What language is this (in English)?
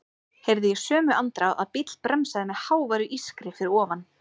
Icelandic